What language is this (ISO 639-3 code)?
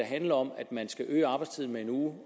dan